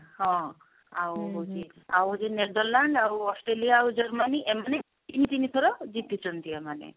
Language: Odia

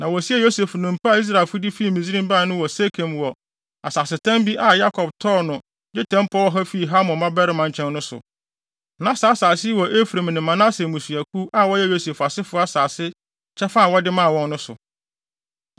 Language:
Akan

